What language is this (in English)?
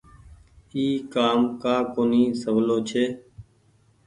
Goaria